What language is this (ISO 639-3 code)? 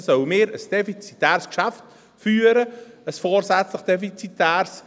gsw